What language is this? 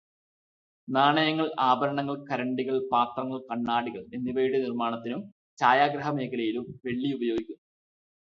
Malayalam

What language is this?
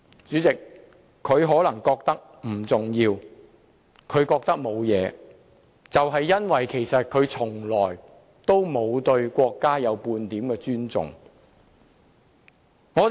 Cantonese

